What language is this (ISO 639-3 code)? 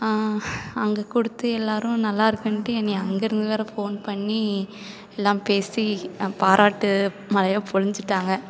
tam